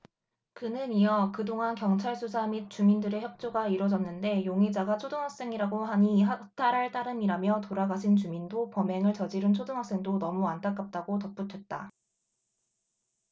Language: Korean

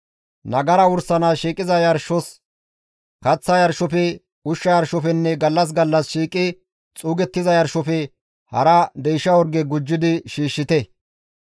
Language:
Gamo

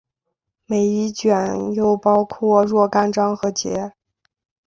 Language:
Chinese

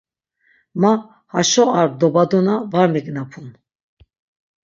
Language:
Laz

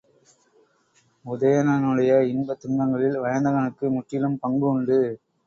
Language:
Tamil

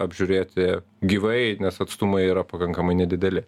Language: Lithuanian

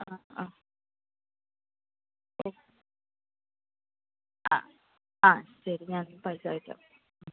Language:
Malayalam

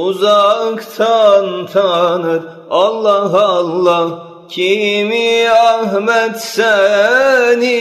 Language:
Turkish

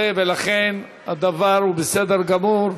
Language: Hebrew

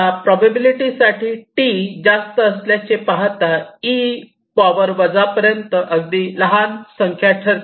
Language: Marathi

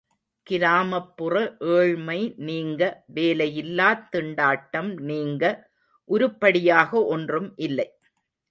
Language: Tamil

